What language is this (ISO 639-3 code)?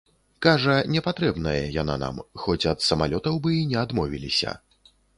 bel